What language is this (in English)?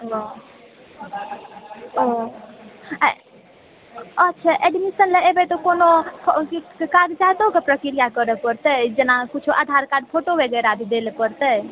Maithili